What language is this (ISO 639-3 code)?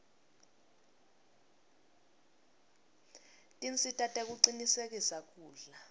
ssw